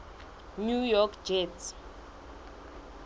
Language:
Southern Sotho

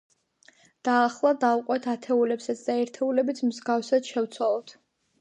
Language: Georgian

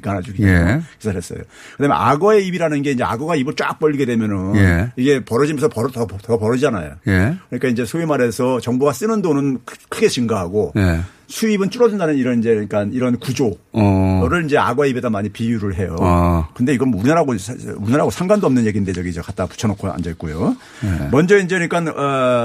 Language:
Korean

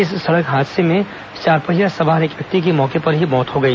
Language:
Hindi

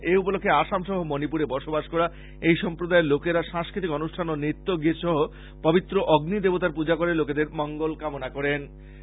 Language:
Bangla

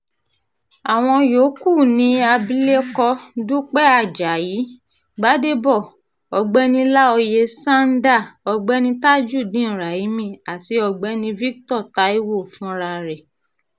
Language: Yoruba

